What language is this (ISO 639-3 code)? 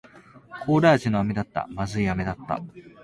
jpn